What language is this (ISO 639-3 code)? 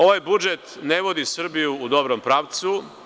srp